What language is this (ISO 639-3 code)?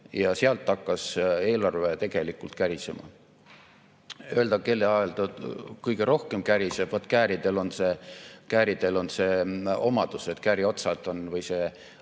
est